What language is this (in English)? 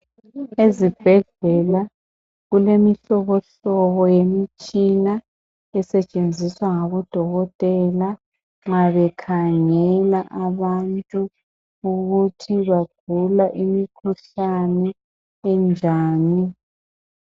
North Ndebele